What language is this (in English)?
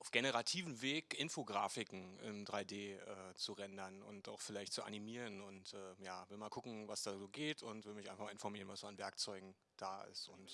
German